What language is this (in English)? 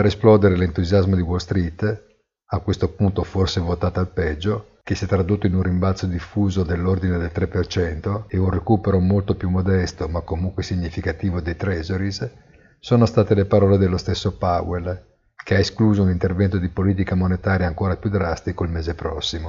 Italian